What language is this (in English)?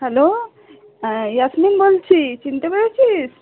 Bangla